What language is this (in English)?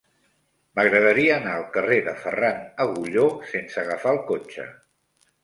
Catalan